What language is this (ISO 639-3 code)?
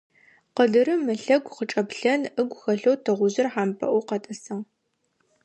ady